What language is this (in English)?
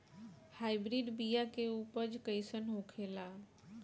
Bhojpuri